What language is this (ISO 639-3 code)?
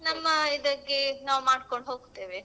kan